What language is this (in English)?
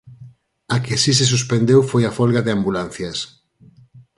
Galician